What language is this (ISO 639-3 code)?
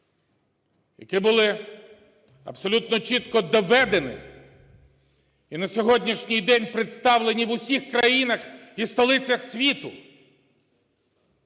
ukr